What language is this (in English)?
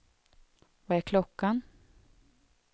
Swedish